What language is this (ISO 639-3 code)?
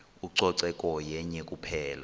xho